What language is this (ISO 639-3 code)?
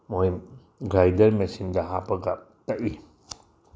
mni